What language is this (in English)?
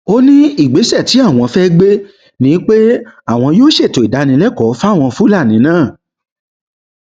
Yoruba